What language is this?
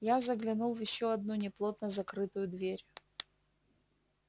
Russian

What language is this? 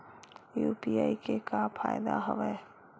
Chhattisgarhi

